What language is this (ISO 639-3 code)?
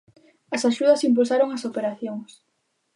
glg